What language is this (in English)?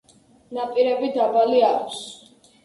Georgian